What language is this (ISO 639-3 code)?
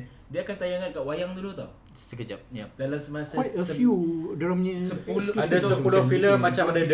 msa